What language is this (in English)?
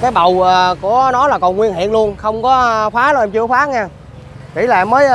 Vietnamese